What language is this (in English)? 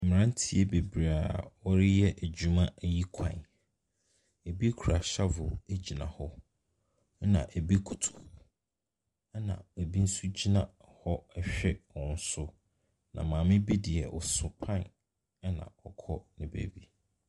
Akan